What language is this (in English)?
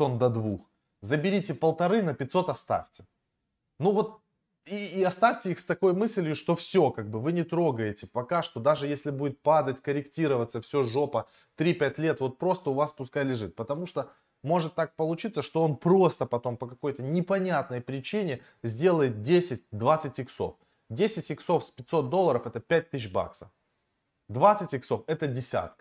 Russian